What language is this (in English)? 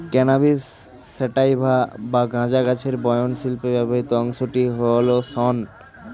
Bangla